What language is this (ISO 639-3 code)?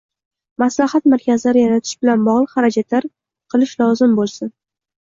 uzb